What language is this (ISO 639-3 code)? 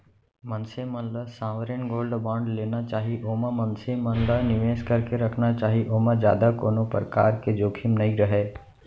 hne